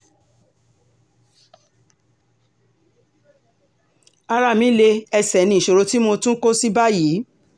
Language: Yoruba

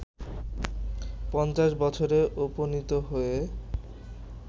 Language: Bangla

